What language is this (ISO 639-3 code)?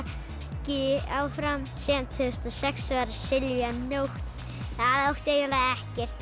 isl